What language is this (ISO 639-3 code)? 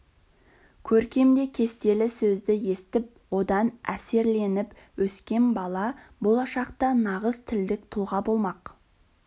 kaz